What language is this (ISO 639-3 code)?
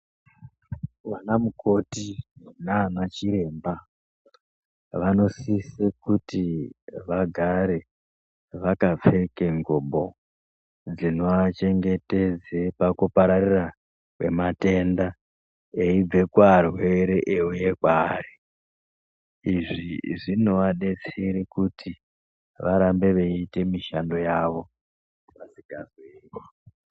ndc